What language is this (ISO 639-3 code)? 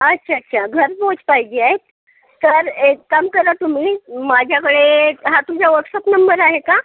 mar